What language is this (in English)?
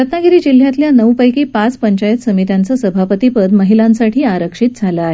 Marathi